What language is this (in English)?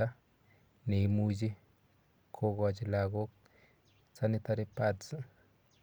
Kalenjin